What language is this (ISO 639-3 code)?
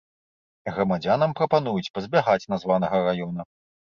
bel